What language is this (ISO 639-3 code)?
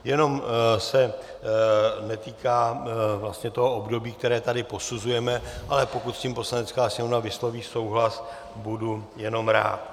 ces